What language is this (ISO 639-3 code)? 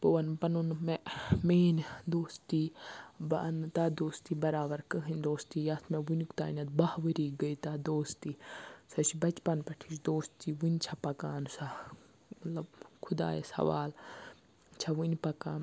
kas